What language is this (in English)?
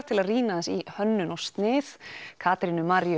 Icelandic